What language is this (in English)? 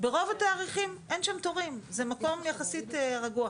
Hebrew